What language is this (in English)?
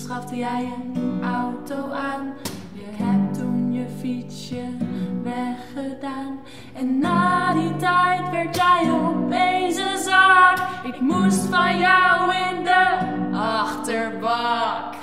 Dutch